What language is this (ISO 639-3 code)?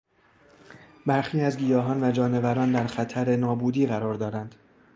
fas